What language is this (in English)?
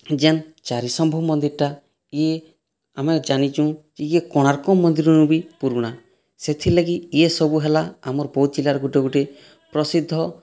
Odia